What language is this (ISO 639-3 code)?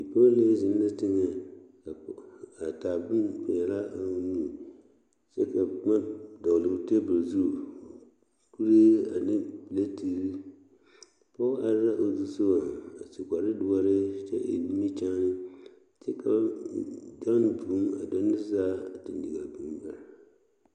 dga